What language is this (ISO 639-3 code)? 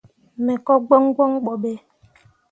mua